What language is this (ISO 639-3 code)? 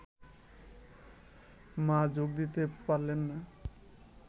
ben